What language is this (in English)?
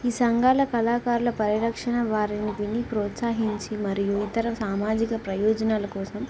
Telugu